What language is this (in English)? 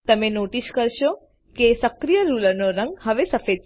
Gujarati